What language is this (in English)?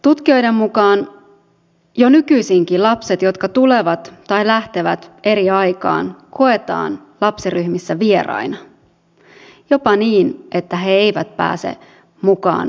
Finnish